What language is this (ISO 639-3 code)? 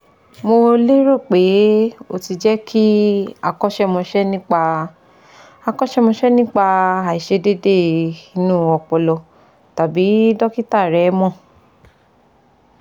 yor